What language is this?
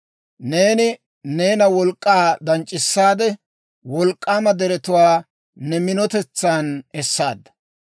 Dawro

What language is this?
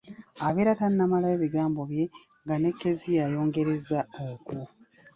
Ganda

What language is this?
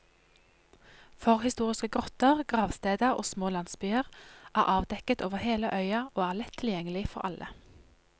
Norwegian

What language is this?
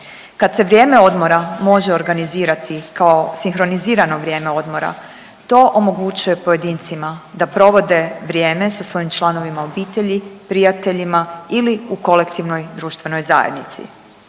Croatian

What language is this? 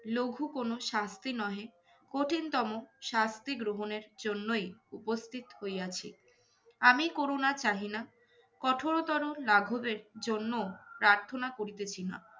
Bangla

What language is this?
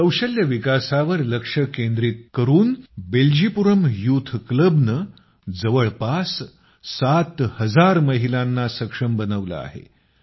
Marathi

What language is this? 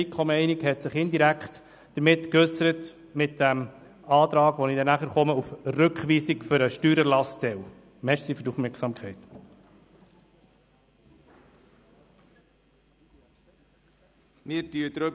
Swiss German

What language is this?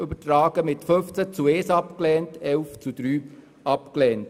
Swiss German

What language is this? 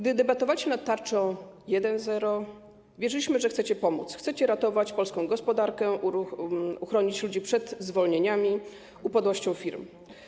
Polish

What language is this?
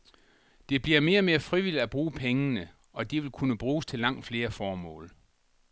Danish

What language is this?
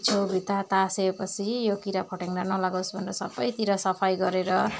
Nepali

